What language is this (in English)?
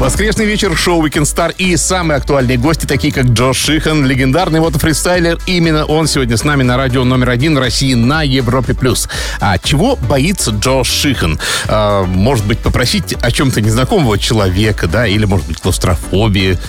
Russian